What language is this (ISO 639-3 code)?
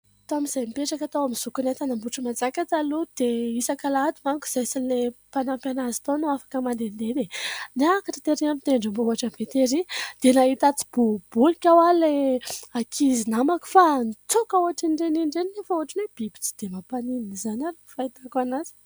mlg